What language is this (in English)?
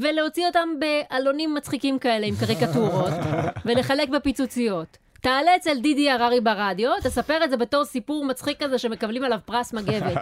Hebrew